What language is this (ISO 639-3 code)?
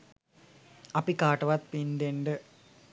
sin